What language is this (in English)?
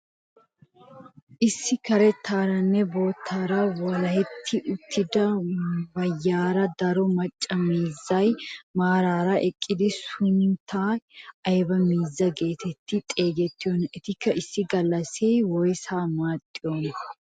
Wolaytta